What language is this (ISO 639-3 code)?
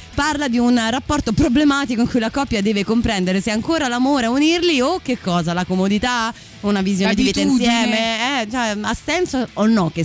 ita